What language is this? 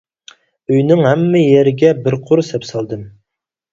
Uyghur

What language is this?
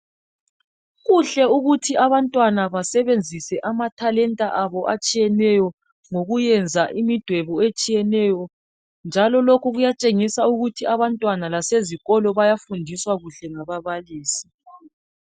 North Ndebele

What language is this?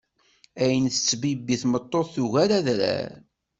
Kabyle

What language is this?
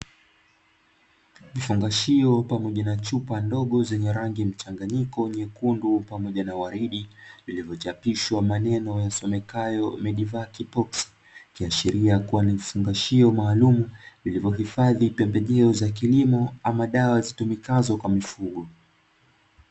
Swahili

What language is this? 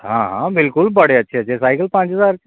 Dogri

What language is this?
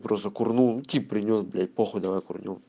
Russian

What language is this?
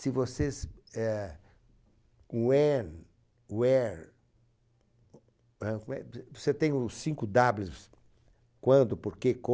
Portuguese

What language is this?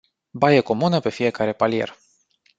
Romanian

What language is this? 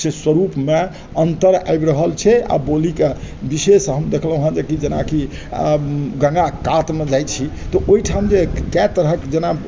Maithili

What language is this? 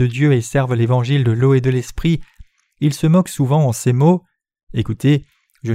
French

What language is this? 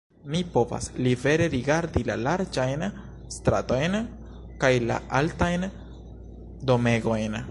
Esperanto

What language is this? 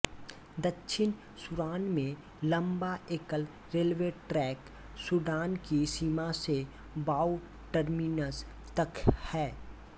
Hindi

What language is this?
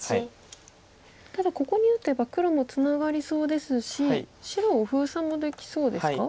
Japanese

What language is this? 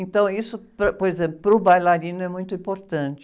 Portuguese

